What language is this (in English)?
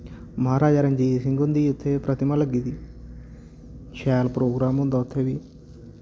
Dogri